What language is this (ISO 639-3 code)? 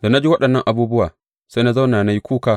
hau